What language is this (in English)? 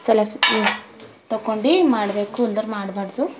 Kannada